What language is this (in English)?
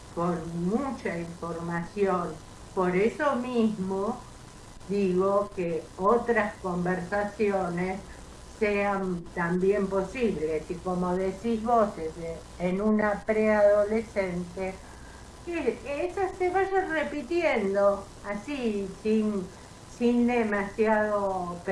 Spanish